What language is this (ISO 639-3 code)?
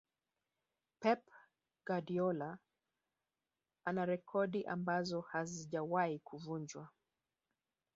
swa